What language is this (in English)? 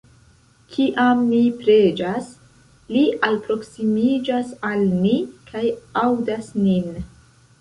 Esperanto